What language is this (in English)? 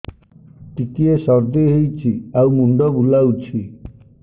Odia